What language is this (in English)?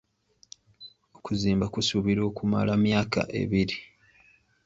Ganda